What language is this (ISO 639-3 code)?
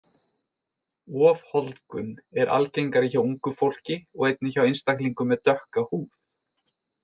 isl